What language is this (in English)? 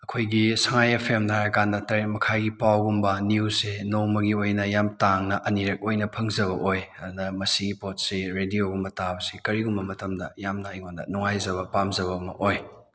Manipuri